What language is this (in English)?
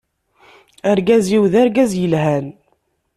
Kabyle